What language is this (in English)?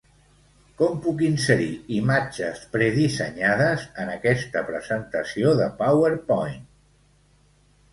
Catalan